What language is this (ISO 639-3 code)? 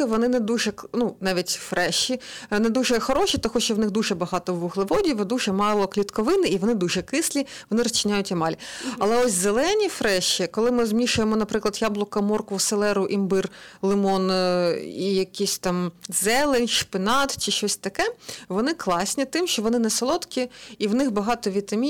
ukr